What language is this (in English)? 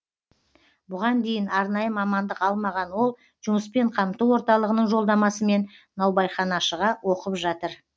Kazakh